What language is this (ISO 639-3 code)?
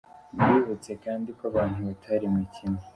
kin